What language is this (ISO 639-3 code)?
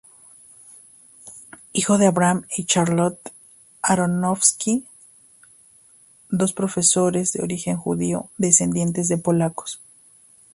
spa